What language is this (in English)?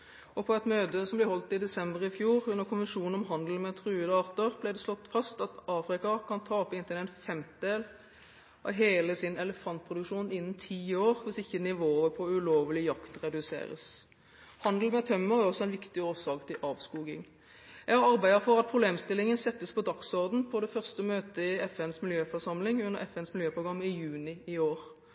Norwegian Bokmål